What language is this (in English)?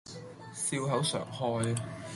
Cantonese